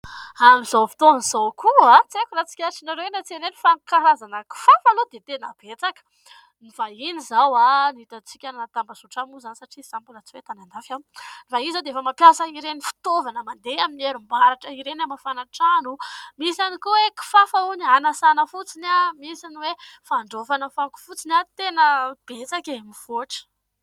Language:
Malagasy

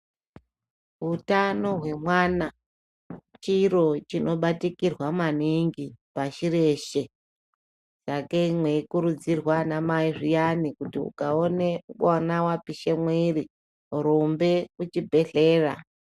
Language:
Ndau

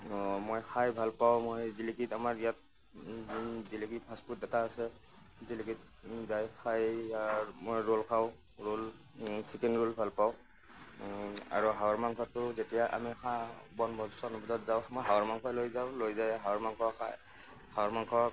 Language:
Assamese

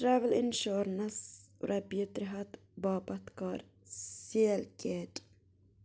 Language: Kashmiri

